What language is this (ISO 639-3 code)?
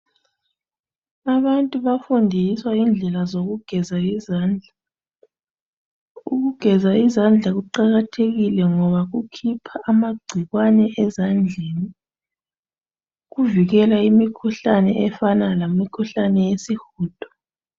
nde